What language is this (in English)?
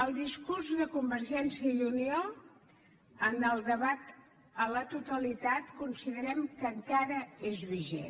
Catalan